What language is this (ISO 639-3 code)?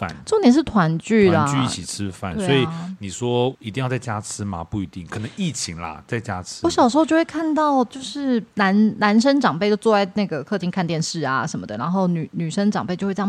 zho